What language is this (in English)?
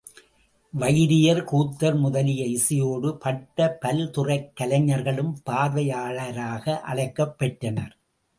Tamil